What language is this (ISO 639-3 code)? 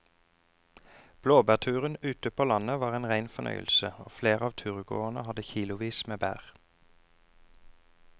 nor